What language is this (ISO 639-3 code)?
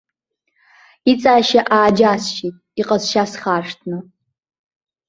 abk